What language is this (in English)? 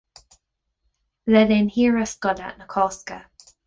Irish